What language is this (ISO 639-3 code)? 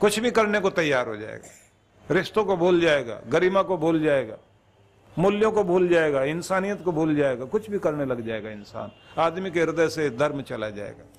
hin